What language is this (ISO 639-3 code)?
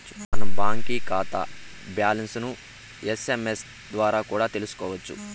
tel